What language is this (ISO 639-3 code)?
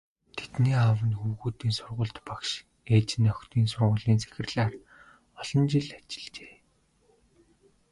mon